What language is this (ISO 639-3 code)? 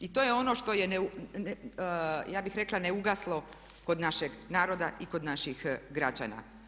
hrv